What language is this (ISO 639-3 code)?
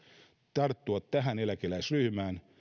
fin